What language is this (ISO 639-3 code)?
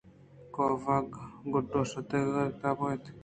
bgp